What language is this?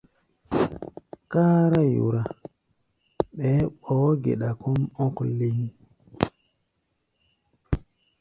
Gbaya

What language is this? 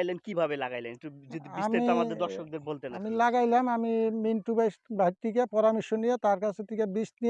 Bangla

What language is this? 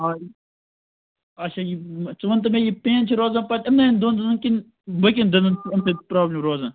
Kashmiri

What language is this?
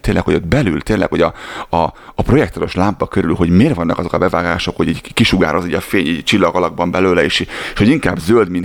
Hungarian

